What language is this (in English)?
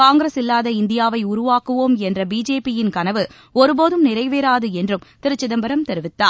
Tamil